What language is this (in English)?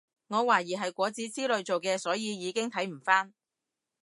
Cantonese